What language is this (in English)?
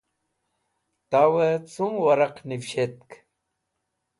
Wakhi